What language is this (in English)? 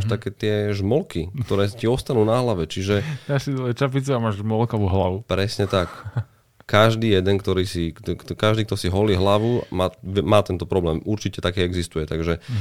Slovak